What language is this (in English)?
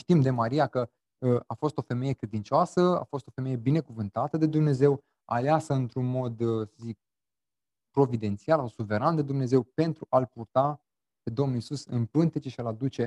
Romanian